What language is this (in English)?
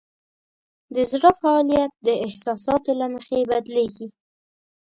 Pashto